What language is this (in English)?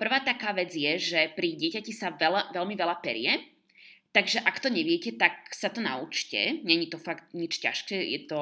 Slovak